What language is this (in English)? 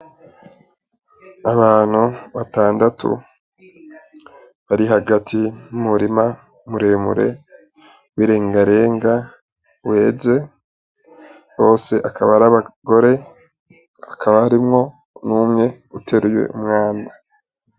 Rundi